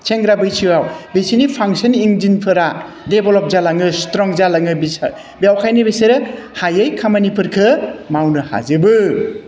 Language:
Bodo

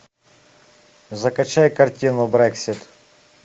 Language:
Russian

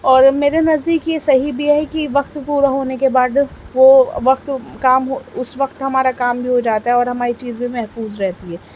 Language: Urdu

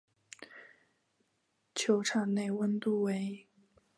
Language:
Chinese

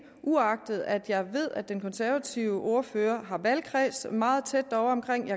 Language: Danish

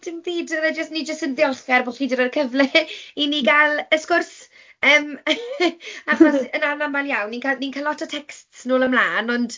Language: Welsh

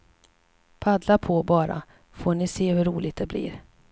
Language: Swedish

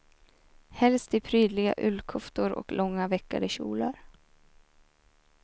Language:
Swedish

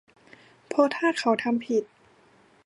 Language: Thai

